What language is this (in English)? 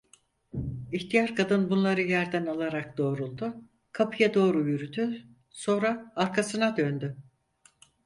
Turkish